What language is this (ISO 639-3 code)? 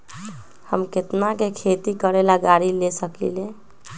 mag